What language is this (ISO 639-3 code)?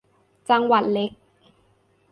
tha